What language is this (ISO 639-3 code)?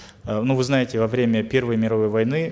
kaz